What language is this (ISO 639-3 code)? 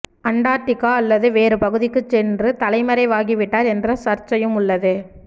tam